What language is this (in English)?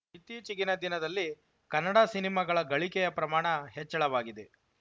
Kannada